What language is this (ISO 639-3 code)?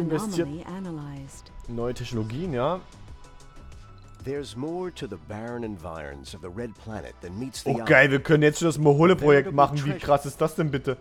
deu